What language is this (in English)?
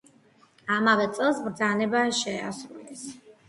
Georgian